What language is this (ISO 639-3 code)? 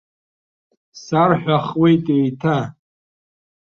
abk